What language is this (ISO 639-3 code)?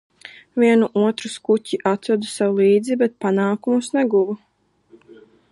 lav